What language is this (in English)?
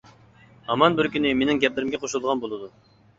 Uyghur